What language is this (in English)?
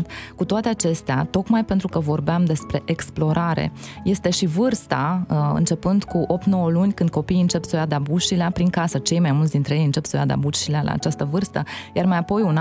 Romanian